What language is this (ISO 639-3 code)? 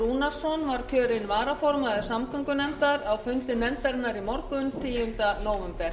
isl